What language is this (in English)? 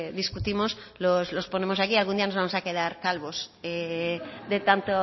Spanish